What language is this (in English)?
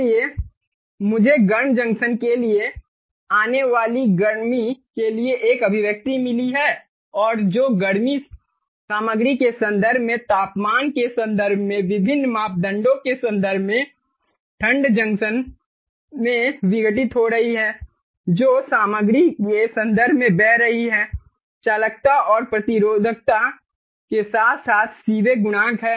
Hindi